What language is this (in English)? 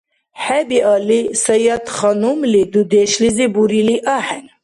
Dargwa